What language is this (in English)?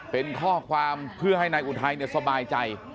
Thai